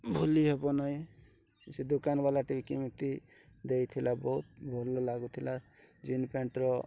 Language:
Odia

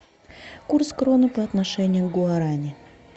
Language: Russian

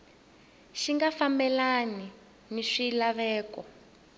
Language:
Tsonga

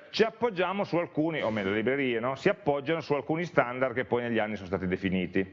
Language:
Italian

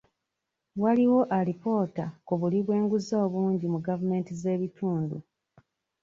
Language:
Ganda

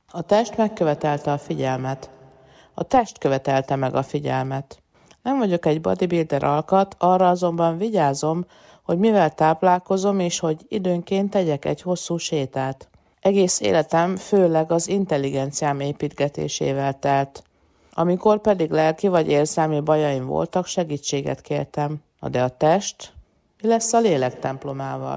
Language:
Hungarian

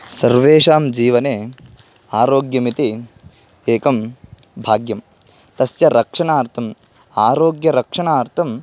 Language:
Sanskrit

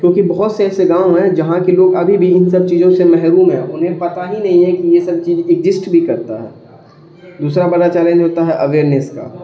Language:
Urdu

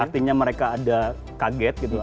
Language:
Indonesian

